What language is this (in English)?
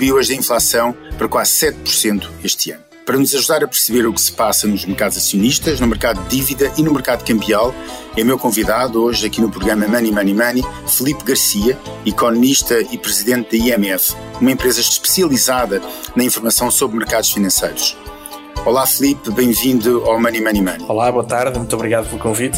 Portuguese